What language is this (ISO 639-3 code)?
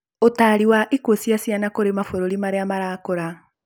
kik